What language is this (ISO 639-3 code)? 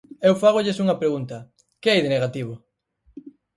glg